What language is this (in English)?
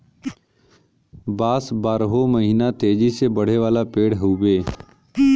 Bhojpuri